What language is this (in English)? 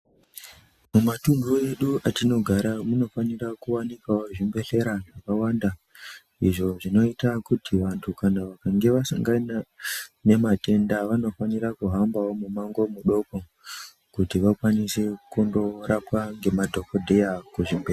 Ndau